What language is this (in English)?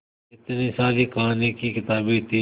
Hindi